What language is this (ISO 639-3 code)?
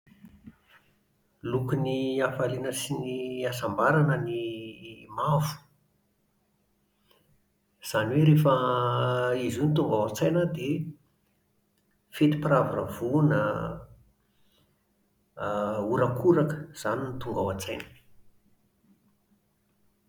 mlg